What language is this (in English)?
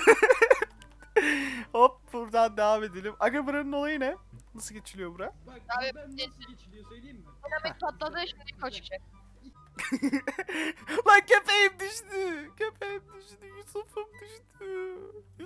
Turkish